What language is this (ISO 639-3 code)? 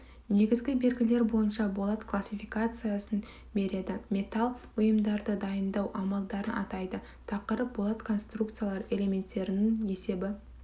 kaz